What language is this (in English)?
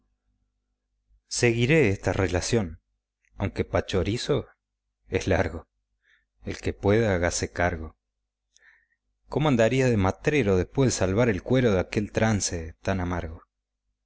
Spanish